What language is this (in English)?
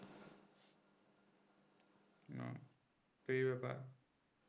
Bangla